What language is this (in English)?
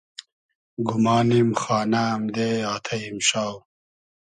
Hazaragi